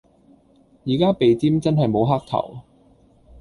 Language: Cantonese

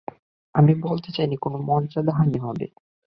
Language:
Bangla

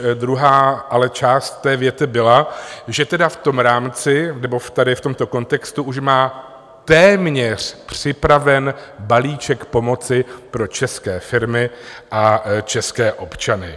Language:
Czech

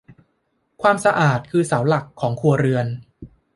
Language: Thai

